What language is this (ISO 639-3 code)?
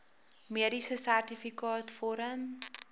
afr